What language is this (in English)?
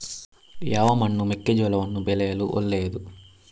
Kannada